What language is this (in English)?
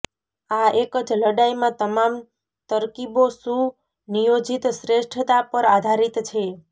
Gujarati